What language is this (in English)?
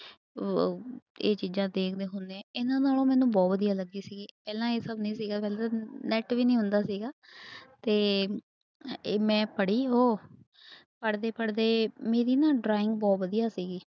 Punjabi